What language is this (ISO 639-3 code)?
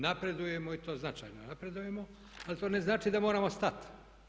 hrv